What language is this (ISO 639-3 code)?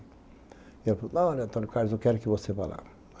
por